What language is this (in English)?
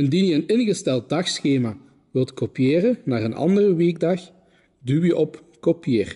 Dutch